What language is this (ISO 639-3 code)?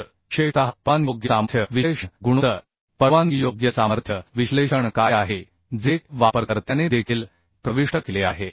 mar